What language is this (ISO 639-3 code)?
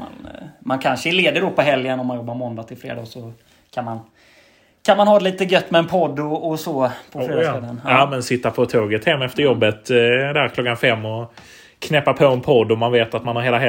swe